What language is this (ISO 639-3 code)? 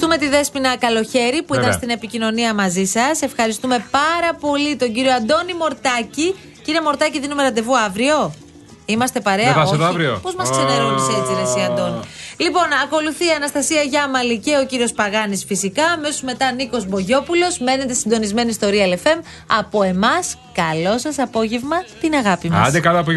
ell